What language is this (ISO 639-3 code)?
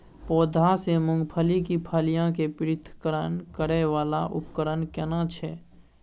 mai